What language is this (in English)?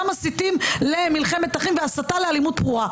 Hebrew